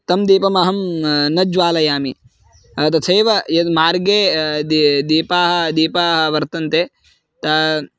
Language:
Sanskrit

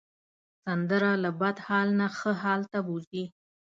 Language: Pashto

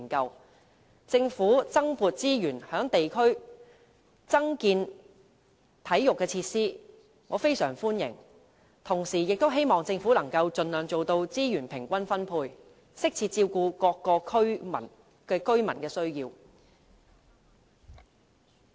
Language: Cantonese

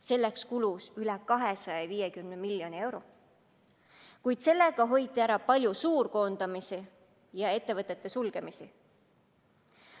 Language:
Estonian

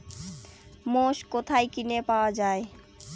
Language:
Bangla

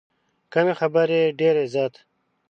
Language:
Pashto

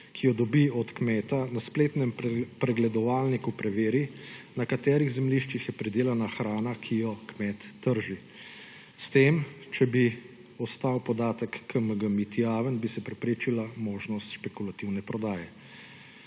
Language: Slovenian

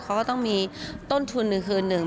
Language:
Thai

